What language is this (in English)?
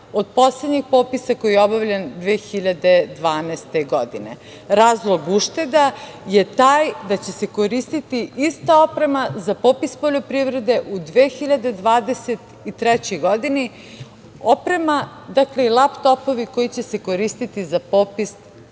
Serbian